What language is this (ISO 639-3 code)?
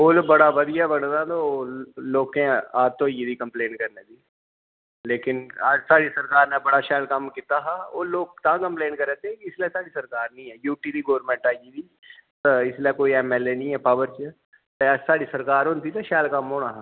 doi